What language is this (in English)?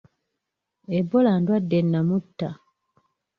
Ganda